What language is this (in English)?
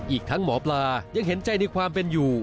Thai